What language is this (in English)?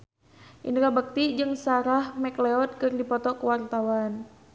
Sundanese